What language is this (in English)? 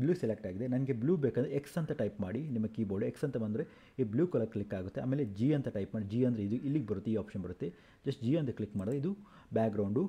Kannada